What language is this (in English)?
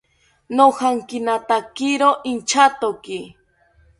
South Ucayali Ashéninka